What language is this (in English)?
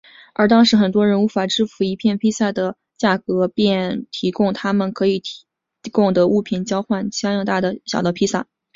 Chinese